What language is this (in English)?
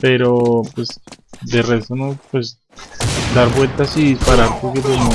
Spanish